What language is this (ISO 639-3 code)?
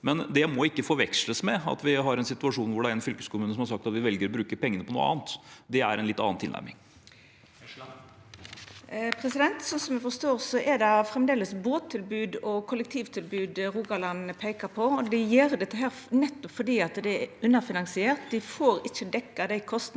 nor